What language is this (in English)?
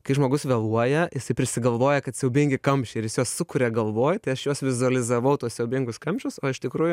Lithuanian